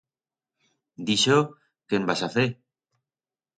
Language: Aragonese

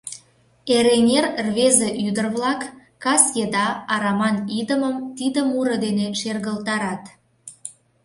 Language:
Mari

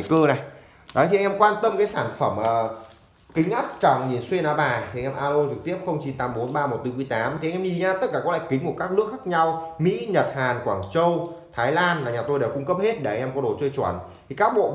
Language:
Vietnamese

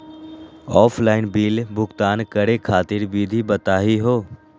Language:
Magahi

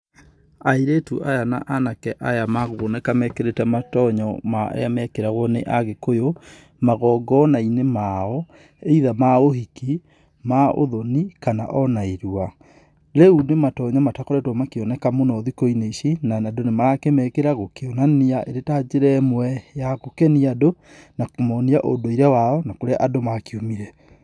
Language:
Kikuyu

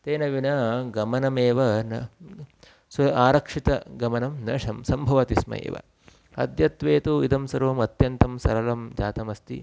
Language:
Sanskrit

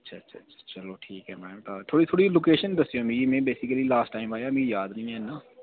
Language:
Dogri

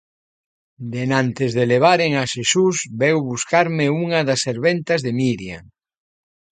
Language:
Galician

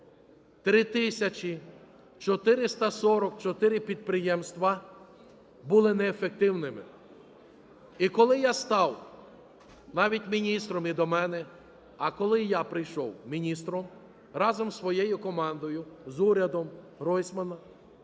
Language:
Ukrainian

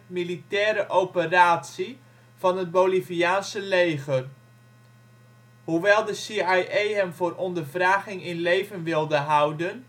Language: Dutch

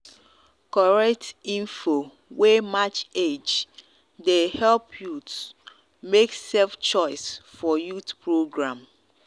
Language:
Nigerian Pidgin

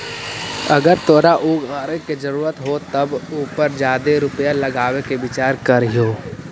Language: Magahi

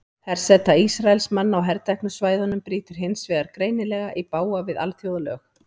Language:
Icelandic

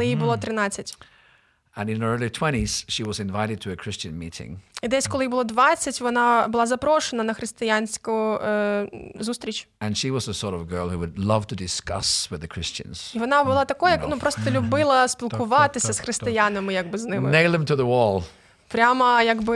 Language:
Ukrainian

